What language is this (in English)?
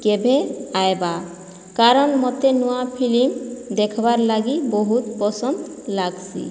Odia